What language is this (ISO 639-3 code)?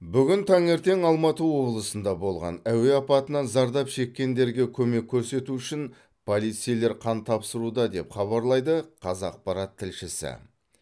kaz